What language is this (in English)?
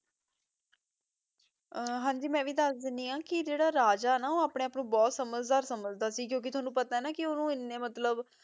Punjabi